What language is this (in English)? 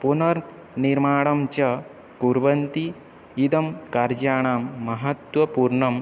Sanskrit